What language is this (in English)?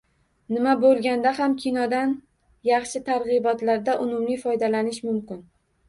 Uzbek